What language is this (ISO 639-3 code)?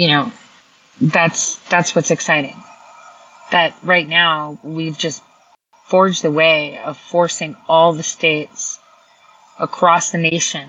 eng